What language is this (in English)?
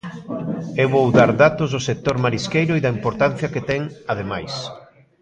Galician